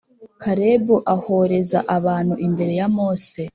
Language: Kinyarwanda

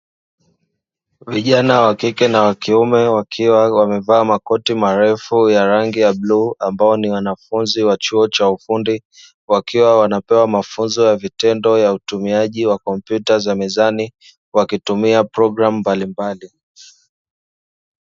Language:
Swahili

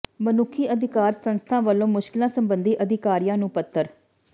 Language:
Punjabi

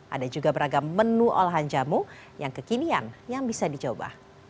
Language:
Indonesian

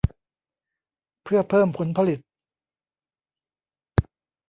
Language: Thai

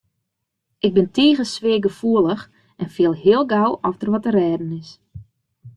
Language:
Western Frisian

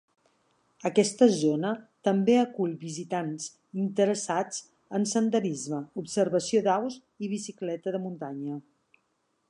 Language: Catalan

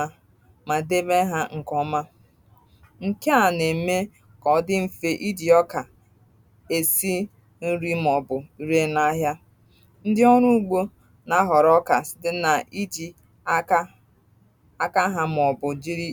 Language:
Igbo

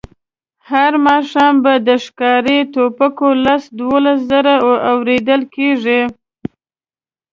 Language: Pashto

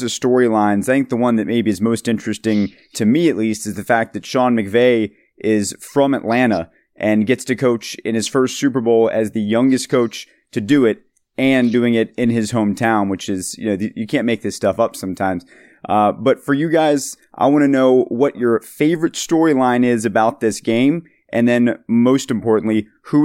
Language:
English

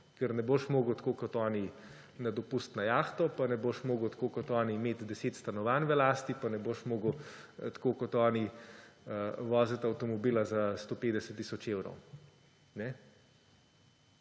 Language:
Slovenian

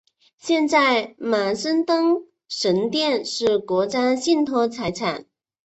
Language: Chinese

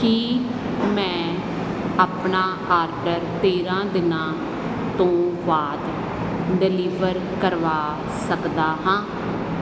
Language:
Punjabi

